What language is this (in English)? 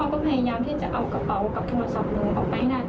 Thai